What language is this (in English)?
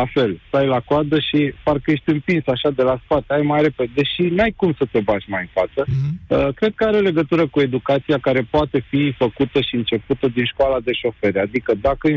Romanian